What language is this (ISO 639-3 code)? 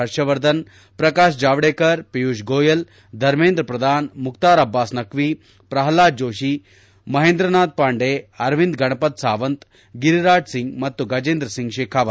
kan